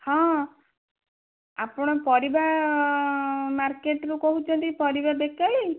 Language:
Odia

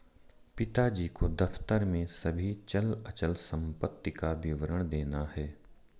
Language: Hindi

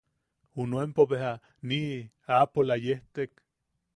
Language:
Yaqui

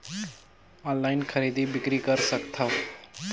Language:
Chhattisgarhi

